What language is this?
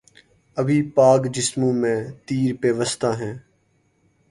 Urdu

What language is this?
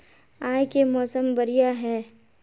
Magahi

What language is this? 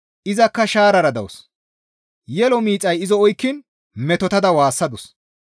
Gamo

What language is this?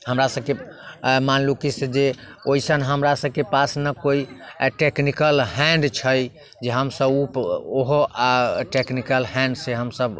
Maithili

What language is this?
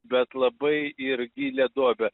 Lithuanian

